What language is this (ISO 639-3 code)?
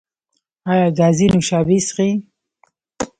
pus